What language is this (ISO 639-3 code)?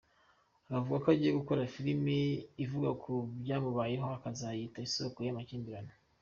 kin